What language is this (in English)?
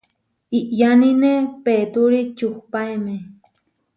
Huarijio